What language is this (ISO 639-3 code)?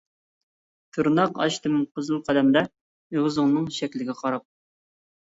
uig